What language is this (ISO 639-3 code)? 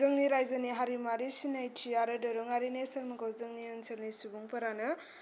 brx